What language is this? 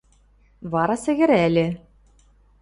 Western Mari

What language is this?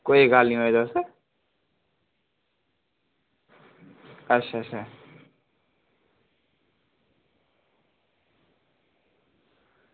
Dogri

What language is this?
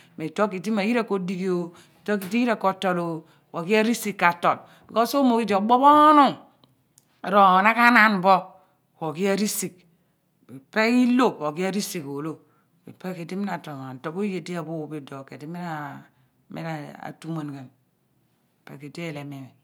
Abua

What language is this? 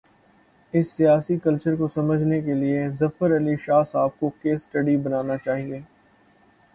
Urdu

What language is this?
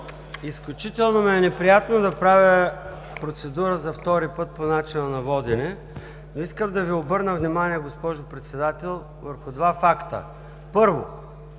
Bulgarian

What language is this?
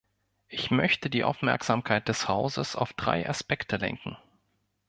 German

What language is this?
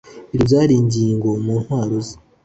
Kinyarwanda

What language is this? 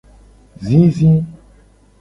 Gen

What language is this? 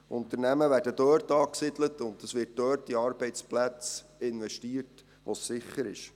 Swiss German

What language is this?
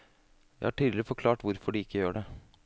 Norwegian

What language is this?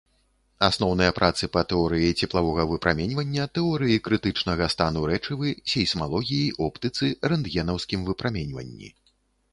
Belarusian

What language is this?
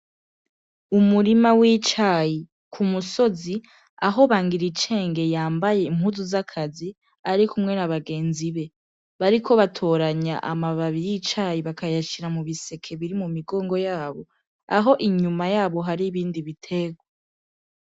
Rundi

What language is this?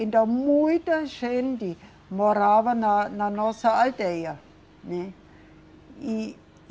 Portuguese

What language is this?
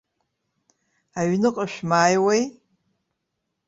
Abkhazian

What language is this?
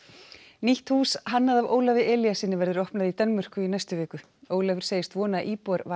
Icelandic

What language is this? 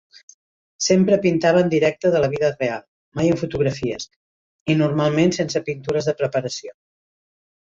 Catalan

